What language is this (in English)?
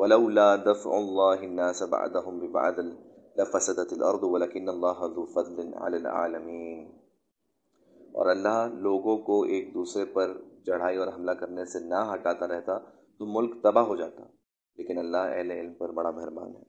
Urdu